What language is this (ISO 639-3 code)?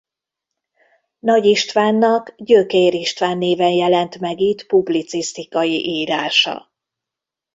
hun